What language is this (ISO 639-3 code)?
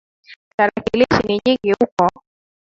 swa